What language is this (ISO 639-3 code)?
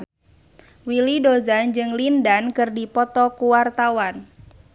sun